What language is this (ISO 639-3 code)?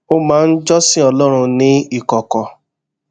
yor